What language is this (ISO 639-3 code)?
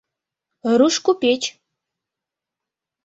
chm